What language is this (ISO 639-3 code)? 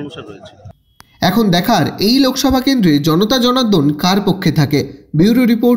ben